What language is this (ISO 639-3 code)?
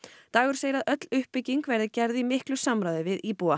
isl